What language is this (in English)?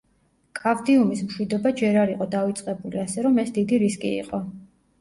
Georgian